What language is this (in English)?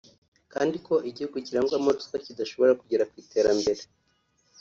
Kinyarwanda